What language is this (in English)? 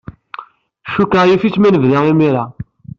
Kabyle